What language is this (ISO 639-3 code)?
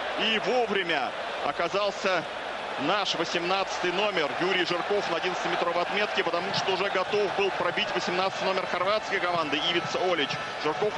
rus